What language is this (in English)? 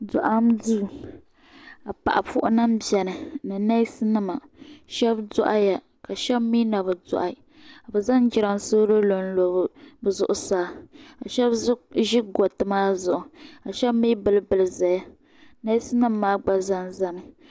Dagbani